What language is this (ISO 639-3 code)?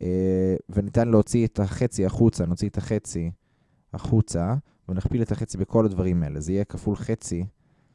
heb